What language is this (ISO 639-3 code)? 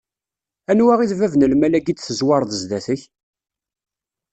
kab